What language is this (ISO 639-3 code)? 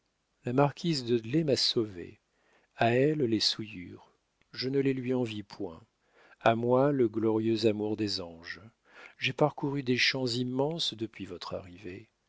fra